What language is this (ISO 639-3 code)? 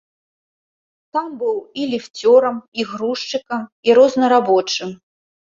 bel